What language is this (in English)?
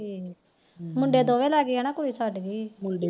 Punjabi